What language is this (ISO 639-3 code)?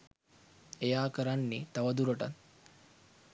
sin